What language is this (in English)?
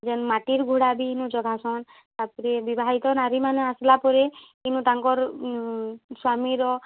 Odia